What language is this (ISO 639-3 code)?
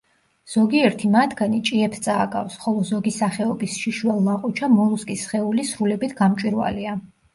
kat